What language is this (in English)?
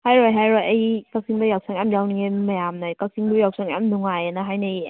Manipuri